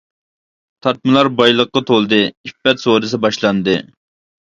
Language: Uyghur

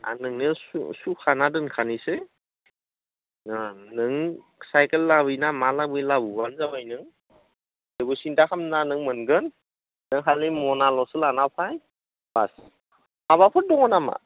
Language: Bodo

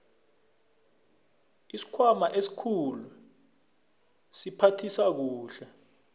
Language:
South Ndebele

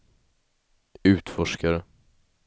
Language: Swedish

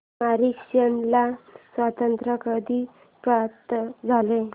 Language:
Marathi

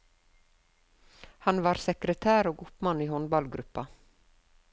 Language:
Norwegian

